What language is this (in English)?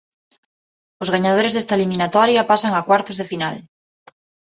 Galician